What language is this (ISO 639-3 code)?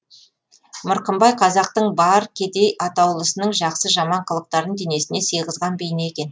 kaz